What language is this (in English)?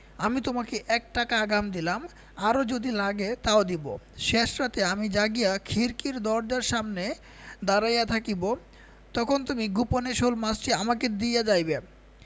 Bangla